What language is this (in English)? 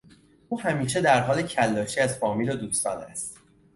Persian